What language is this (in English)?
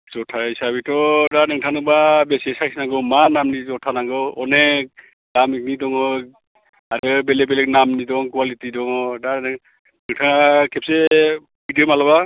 Bodo